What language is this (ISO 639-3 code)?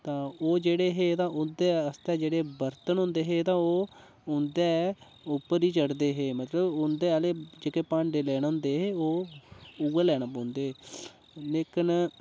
doi